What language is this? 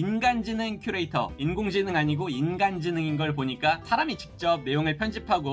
Korean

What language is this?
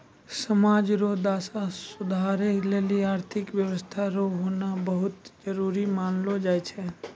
Maithili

